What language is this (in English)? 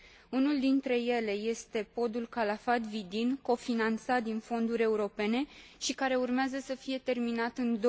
Romanian